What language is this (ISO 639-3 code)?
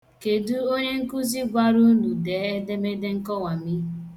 ibo